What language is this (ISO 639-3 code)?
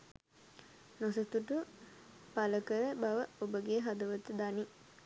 sin